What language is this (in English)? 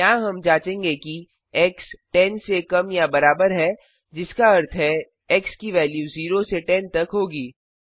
Hindi